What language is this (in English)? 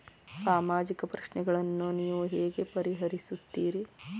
Kannada